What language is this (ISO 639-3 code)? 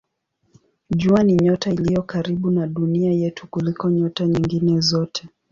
swa